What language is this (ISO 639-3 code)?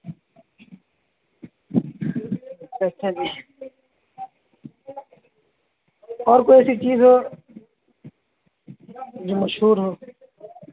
urd